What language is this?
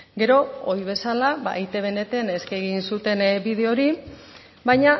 Basque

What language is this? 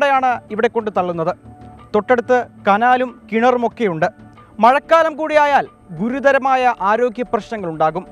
Romanian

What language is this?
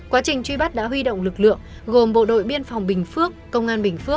Vietnamese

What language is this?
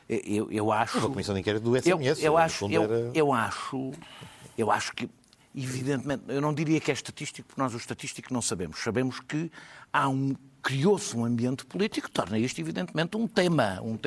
Portuguese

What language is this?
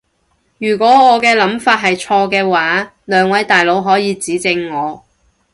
Cantonese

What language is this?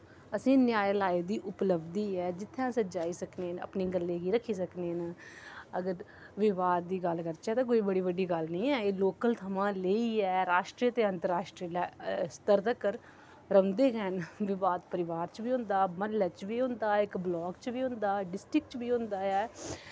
Dogri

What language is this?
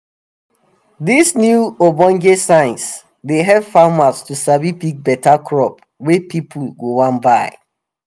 Nigerian Pidgin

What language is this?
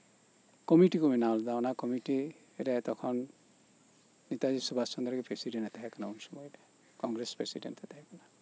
Santali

